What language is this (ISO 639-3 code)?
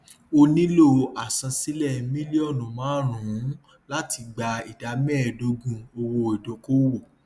yor